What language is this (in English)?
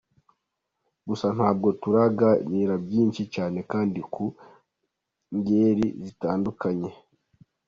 Kinyarwanda